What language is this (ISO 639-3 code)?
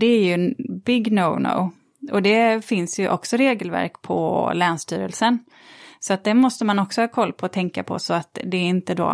swe